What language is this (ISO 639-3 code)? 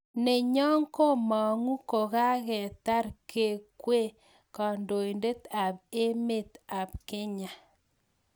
kln